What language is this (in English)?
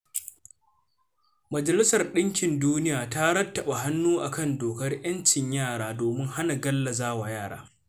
Hausa